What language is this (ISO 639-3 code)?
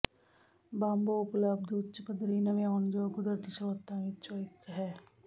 pan